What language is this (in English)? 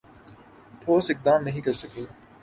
Urdu